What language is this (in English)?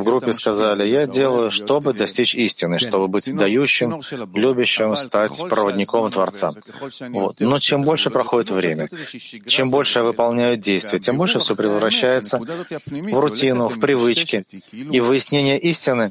Russian